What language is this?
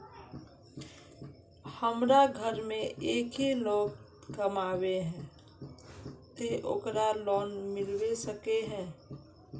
Magahi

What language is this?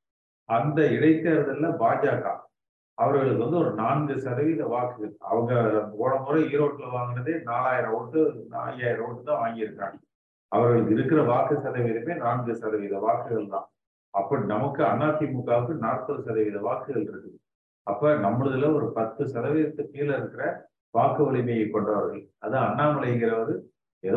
Tamil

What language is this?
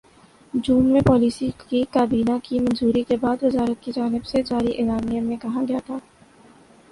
Urdu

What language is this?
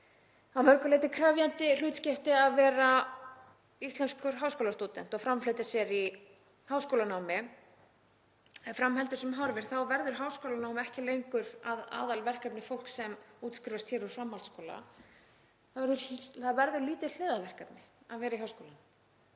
Icelandic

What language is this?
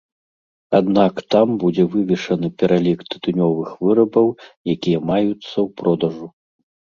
Belarusian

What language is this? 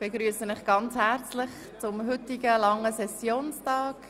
Swiss German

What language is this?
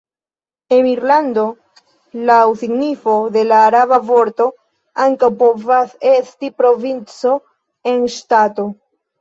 Esperanto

